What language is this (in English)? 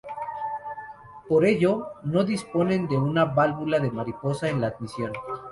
Spanish